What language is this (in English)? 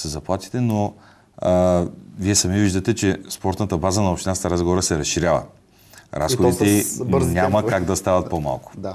Bulgarian